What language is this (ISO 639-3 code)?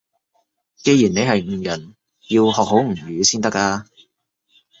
yue